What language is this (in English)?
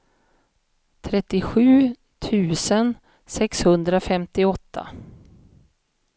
Swedish